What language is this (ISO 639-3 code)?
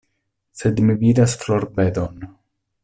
epo